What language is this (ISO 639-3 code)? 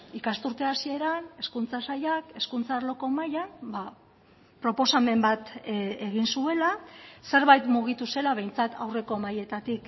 eus